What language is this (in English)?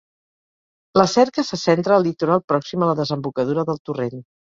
Catalan